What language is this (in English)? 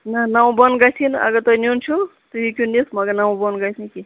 Kashmiri